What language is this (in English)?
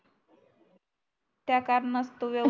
Marathi